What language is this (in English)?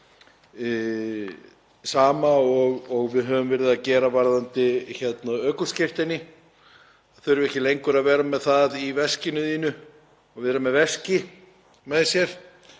Icelandic